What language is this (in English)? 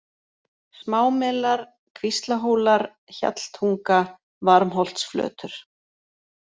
Icelandic